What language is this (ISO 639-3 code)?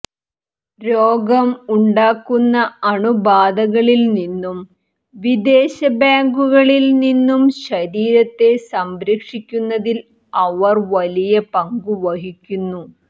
mal